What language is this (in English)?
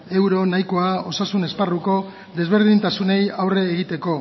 Basque